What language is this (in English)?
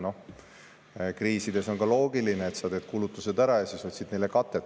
Estonian